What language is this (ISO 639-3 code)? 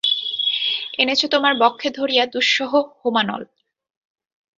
ben